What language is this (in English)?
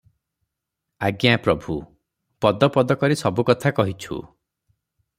Odia